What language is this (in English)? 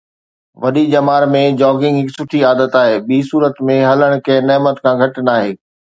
Sindhi